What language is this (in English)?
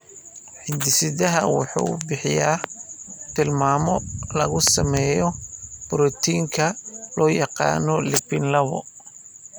Somali